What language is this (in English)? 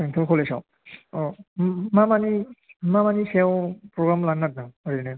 Bodo